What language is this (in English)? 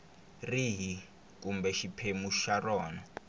Tsonga